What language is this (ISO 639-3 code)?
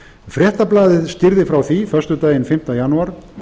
isl